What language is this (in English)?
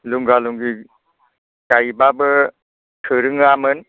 Bodo